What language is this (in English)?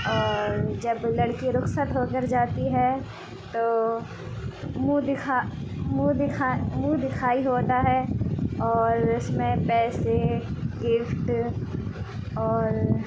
Urdu